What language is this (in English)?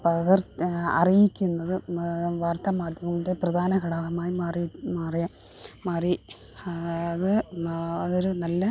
Malayalam